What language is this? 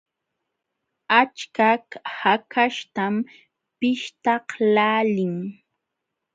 Jauja Wanca Quechua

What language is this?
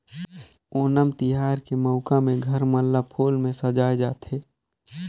Chhattisgarhi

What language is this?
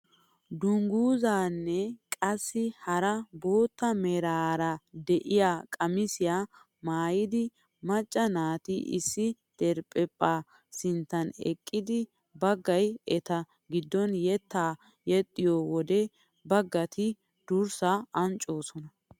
Wolaytta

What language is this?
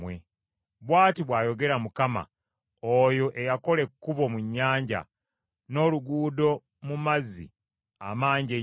Ganda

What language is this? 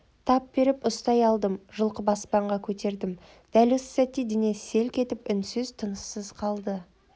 Kazakh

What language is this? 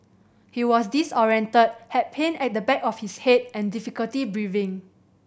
English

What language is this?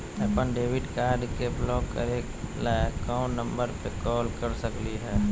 Magahi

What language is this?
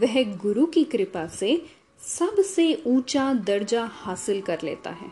Hindi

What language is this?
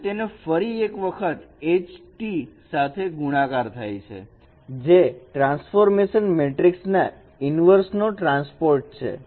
Gujarati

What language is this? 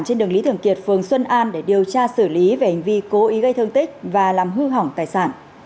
Vietnamese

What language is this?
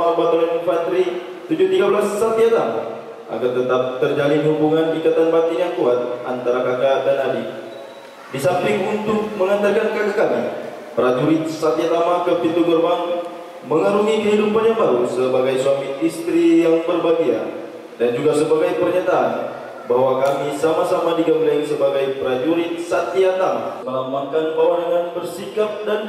Indonesian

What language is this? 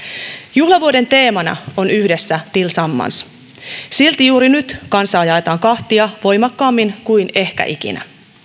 Finnish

